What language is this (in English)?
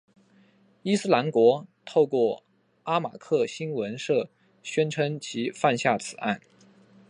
Chinese